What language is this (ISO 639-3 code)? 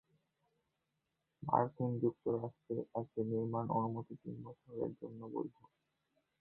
ben